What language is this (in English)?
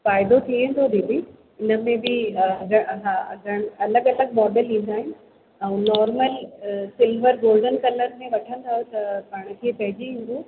Sindhi